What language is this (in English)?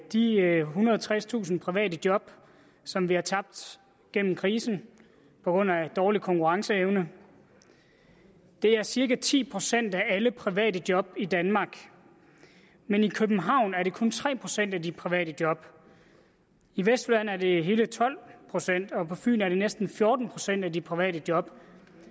Danish